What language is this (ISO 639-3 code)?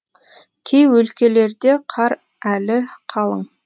kaz